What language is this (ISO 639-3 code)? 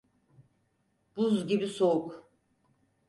tur